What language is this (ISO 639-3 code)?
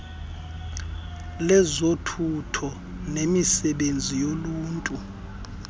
xho